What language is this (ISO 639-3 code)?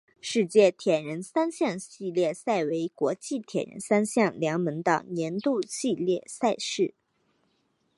zho